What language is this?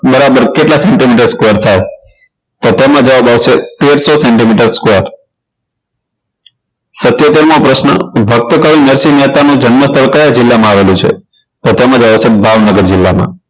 Gujarati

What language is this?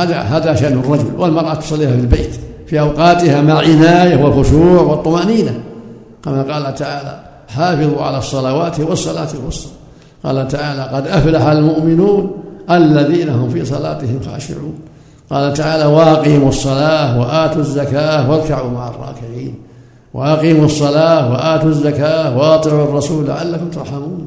Arabic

